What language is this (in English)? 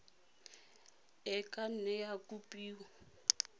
Tswana